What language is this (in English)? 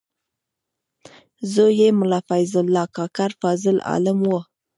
Pashto